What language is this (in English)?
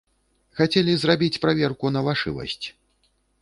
Belarusian